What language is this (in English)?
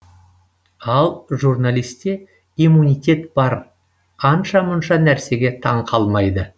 Kazakh